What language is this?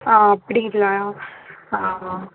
Tamil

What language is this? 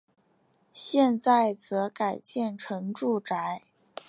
Chinese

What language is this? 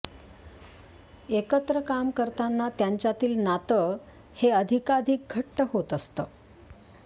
Marathi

